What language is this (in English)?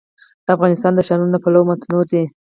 Pashto